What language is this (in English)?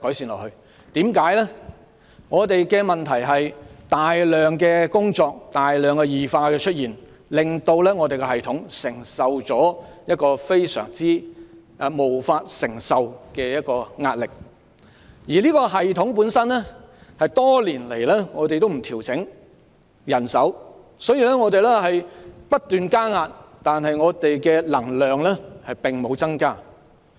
Cantonese